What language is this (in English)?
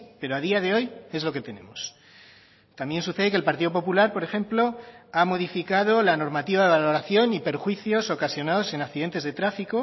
Spanish